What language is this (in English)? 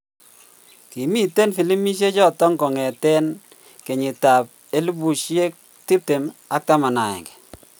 Kalenjin